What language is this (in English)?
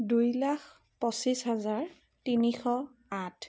Assamese